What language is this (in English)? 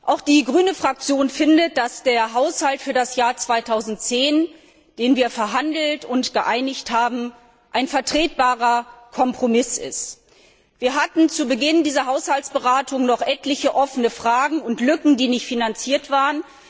German